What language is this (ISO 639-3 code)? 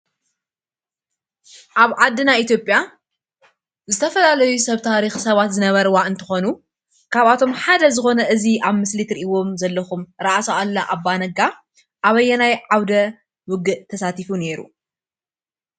tir